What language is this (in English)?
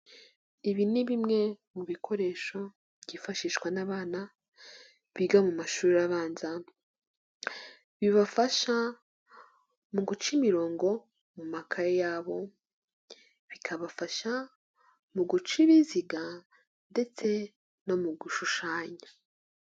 Kinyarwanda